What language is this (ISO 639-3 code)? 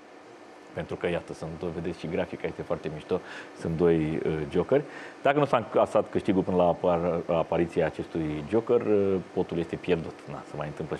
ron